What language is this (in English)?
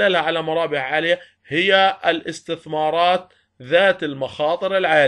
Arabic